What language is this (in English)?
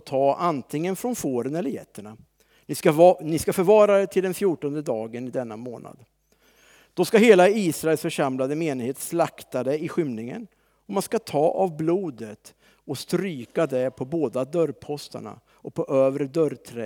Swedish